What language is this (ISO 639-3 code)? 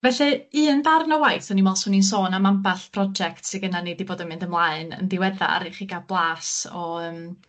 cym